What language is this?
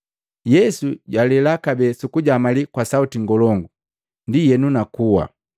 Matengo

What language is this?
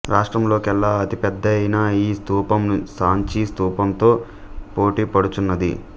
Telugu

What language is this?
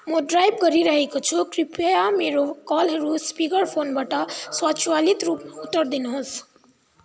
Nepali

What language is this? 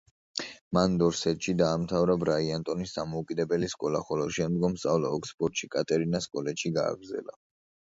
Georgian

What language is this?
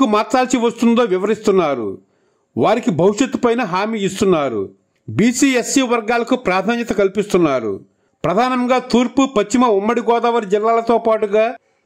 Telugu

